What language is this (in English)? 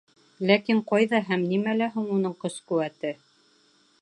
Bashkir